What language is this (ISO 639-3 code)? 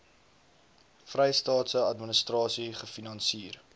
afr